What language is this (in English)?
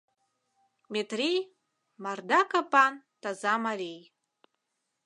Mari